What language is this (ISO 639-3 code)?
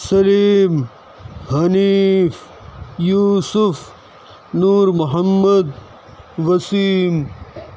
urd